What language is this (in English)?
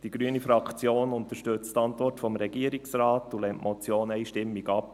Swiss German